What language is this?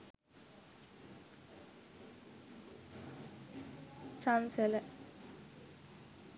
Sinhala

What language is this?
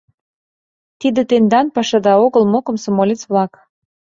Mari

